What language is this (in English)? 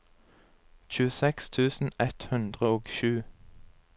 Norwegian